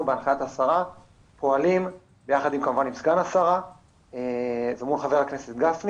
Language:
Hebrew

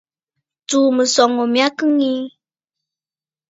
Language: Bafut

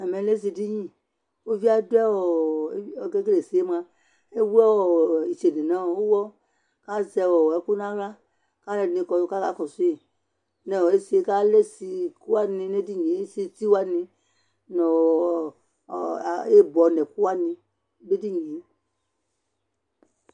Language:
Ikposo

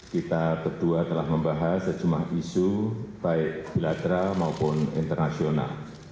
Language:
Indonesian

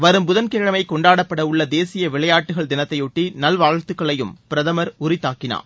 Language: Tamil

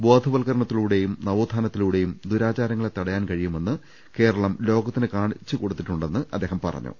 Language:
Malayalam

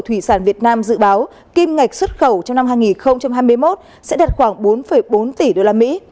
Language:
Vietnamese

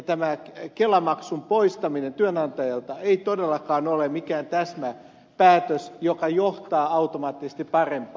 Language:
Finnish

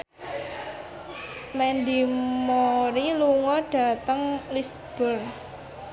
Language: Javanese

